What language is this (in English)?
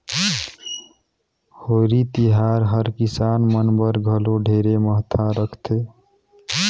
Chhattisgarhi